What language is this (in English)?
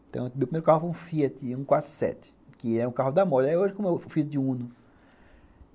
Portuguese